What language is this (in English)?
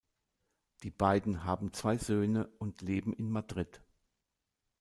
German